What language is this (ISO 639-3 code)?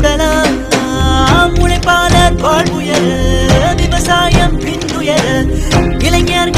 ara